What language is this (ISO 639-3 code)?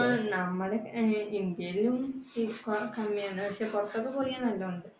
mal